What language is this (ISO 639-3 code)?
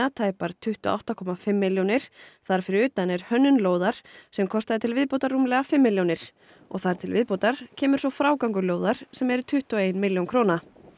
isl